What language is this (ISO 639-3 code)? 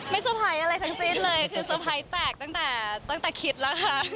tha